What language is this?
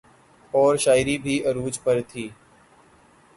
Urdu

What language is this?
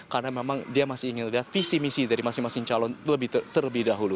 Indonesian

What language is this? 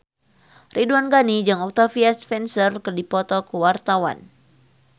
Sundanese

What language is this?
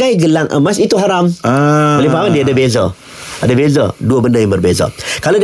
Malay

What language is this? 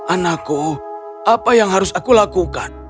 Indonesian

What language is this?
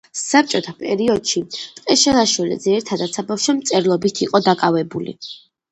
Georgian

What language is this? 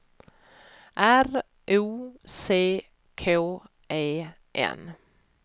Swedish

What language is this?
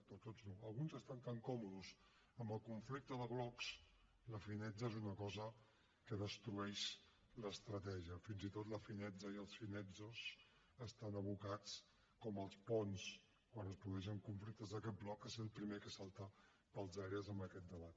Catalan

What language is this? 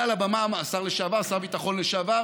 Hebrew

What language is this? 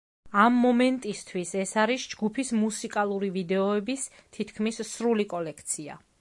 Georgian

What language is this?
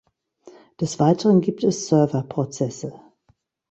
German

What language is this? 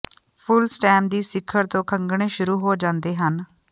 Punjabi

